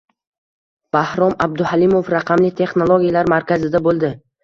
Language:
Uzbek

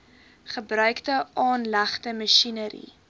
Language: Afrikaans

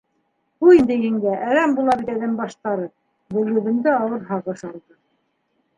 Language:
Bashkir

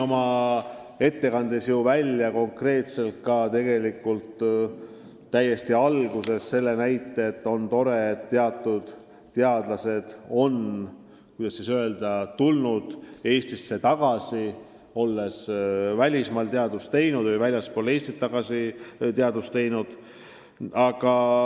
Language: Estonian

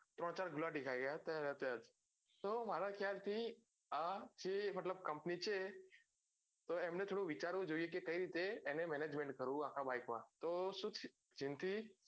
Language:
Gujarati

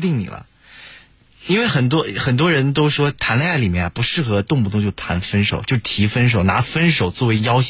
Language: Chinese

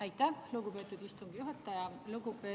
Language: Estonian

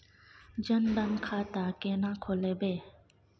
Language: Maithili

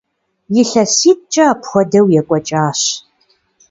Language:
Kabardian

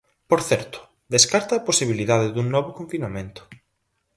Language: Galician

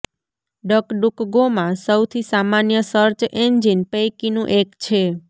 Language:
Gujarati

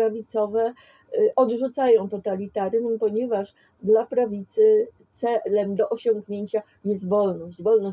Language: Polish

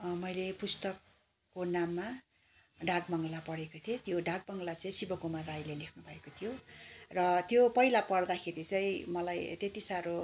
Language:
Nepali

